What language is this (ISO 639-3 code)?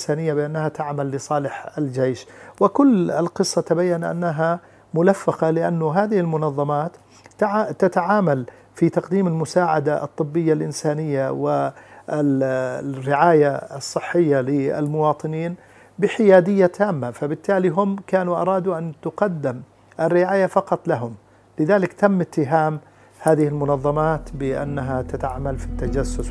ara